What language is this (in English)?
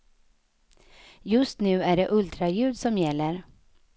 Swedish